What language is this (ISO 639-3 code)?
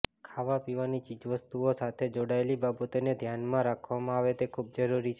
guj